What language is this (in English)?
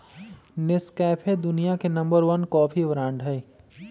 Magahi